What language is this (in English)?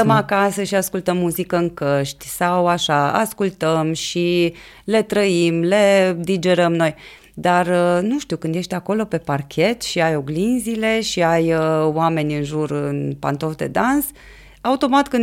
Romanian